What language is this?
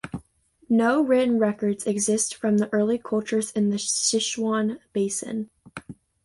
English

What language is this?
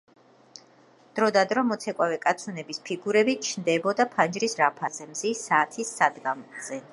Georgian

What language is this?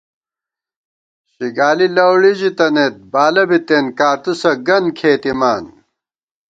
Gawar-Bati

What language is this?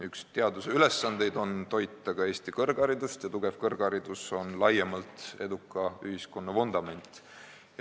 Estonian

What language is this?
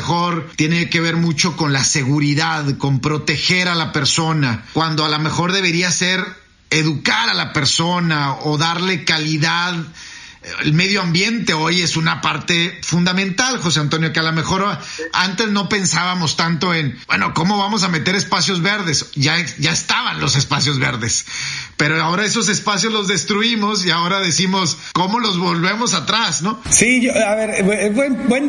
Spanish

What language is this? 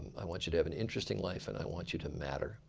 English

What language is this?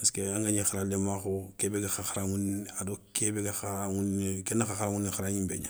Soninke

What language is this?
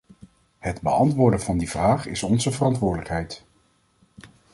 Dutch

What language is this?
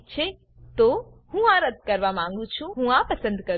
Gujarati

